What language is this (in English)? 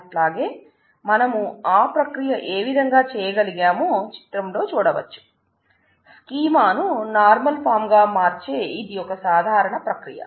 Telugu